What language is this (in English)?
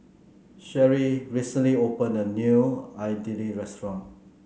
English